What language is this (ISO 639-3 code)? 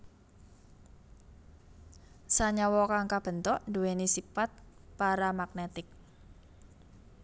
jav